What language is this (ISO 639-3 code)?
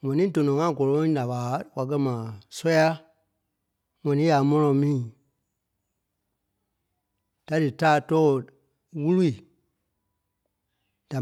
kpe